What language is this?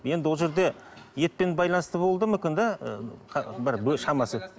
Kazakh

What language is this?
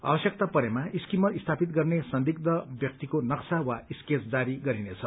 Nepali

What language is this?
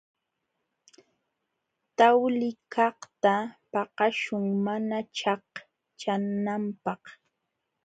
Jauja Wanca Quechua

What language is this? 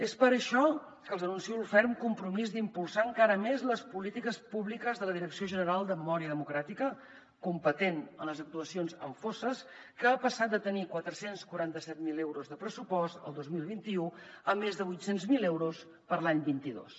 Catalan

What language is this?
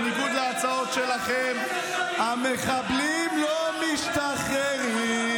Hebrew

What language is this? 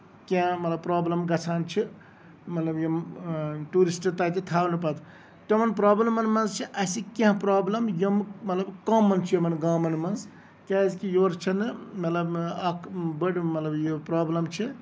Kashmiri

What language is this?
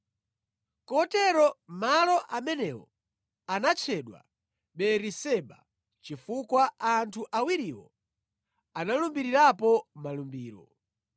Nyanja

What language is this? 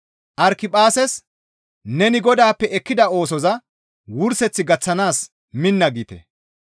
Gamo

